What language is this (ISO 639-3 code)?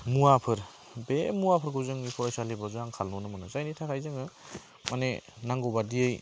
brx